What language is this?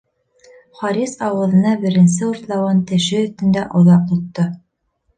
Bashkir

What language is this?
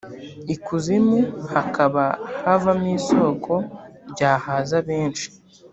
Kinyarwanda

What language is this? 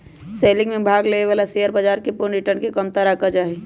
Magahi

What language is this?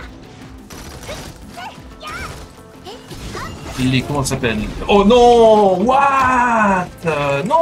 French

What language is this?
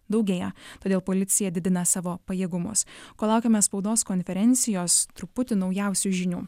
Lithuanian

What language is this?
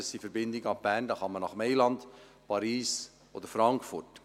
Swiss German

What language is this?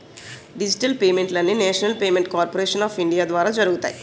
Telugu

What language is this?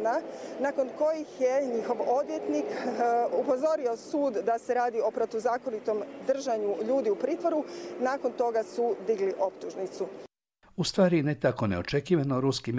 Croatian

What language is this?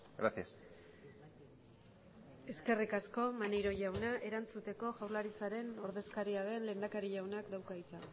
Basque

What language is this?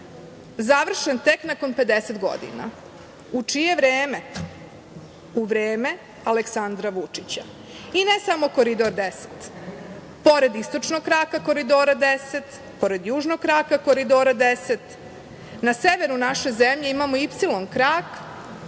Serbian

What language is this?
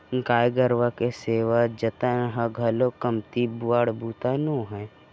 Chhattisgarhi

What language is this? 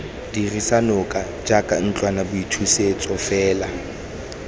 Tswana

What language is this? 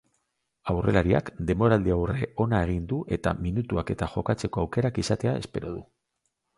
Basque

